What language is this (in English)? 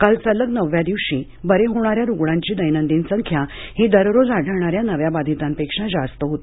Marathi